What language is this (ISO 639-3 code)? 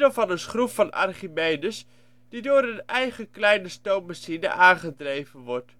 nld